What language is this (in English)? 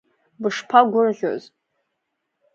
Abkhazian